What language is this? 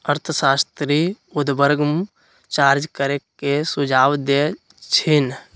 Magahi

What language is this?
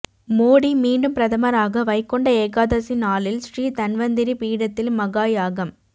Tamil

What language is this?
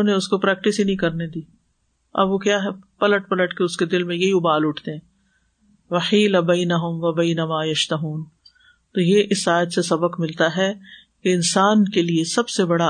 Urdu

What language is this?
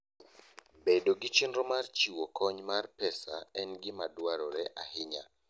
Luo (Kenya and Tanzania)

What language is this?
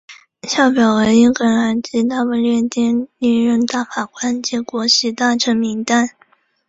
Chinese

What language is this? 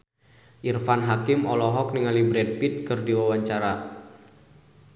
Sundanese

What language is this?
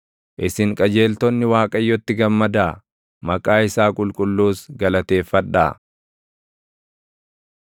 Oromo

